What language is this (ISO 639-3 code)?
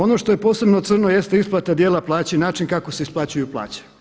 hrv